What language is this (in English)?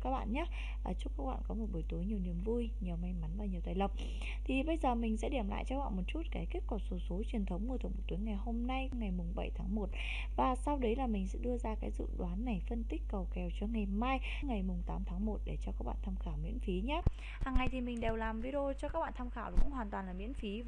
Vietnamese